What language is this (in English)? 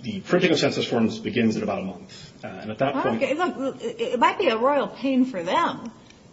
English